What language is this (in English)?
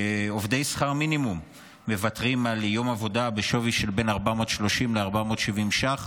Hebrew